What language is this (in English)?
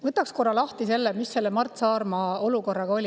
Estonian